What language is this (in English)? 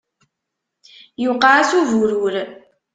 Kabyle